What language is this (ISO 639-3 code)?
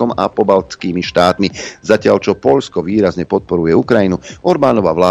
slk